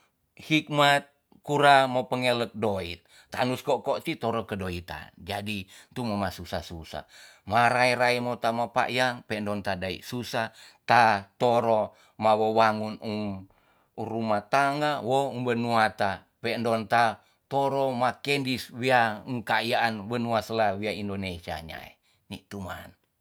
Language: Tonsea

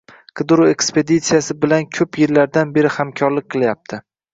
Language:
Uzbek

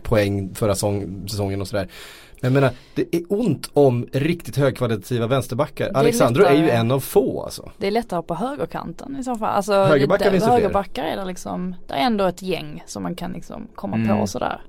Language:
Swedish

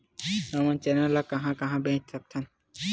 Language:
Chhattisgarhi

